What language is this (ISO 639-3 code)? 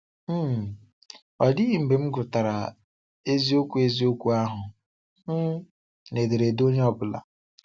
ibo